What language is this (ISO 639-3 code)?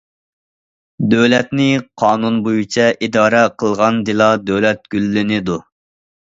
uig